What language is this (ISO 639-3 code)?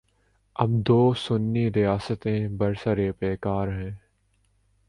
urd